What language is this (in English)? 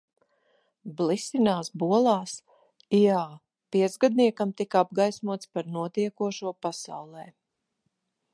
Latvian